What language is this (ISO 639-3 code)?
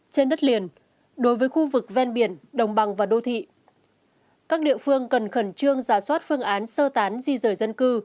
vie